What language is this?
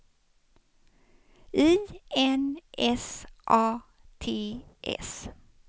Swedish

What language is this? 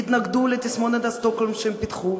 Hebrew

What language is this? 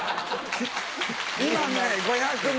Japanese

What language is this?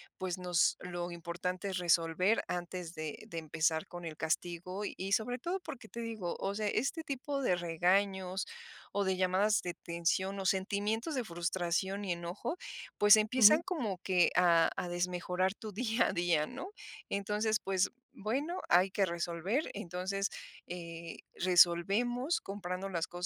Spanish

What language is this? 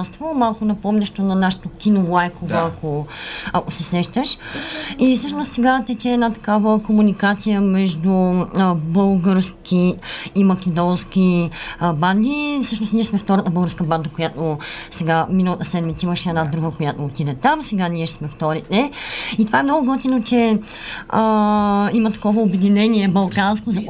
Bulgarian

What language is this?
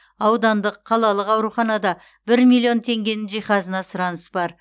Kazakh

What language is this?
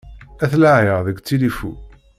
Kabyle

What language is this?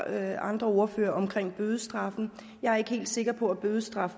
Danish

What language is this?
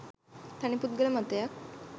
Sinhala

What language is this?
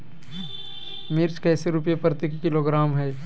Magahi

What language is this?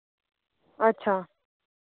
Dogri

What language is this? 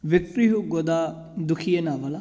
Punjabi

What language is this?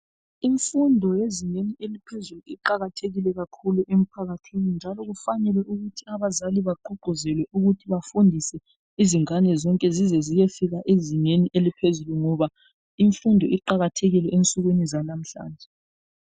North Ndebele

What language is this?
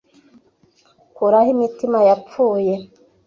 Kinyarwanda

